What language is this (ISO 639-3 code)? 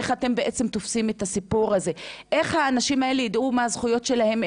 heb